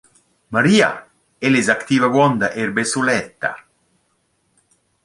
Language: Romansh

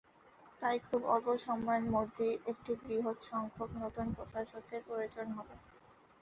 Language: Bangla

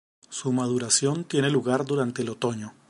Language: Spanish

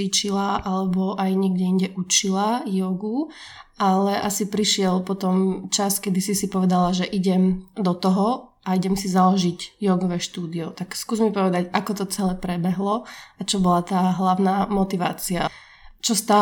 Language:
Slovak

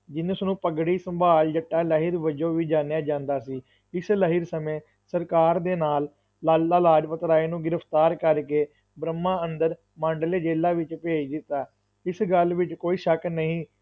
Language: Punjabi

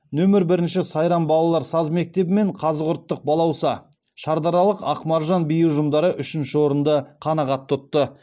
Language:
Kazakh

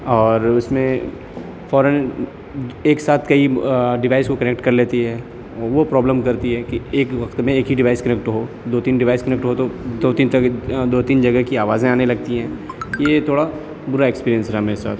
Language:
Urdu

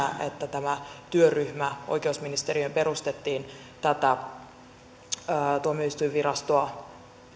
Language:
Finnish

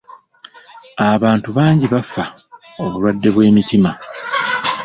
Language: Ganda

